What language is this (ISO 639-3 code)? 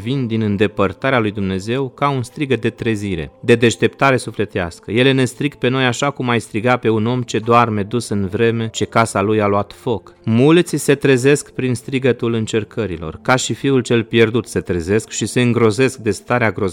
ron